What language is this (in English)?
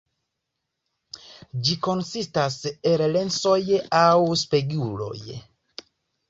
Esperanto